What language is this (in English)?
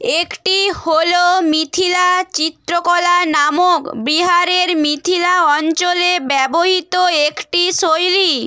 Bangla